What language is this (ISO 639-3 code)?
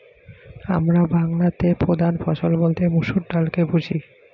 ben